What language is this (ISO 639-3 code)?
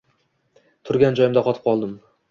uzb